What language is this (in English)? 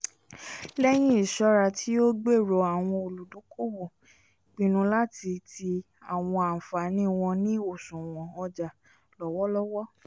Yoruba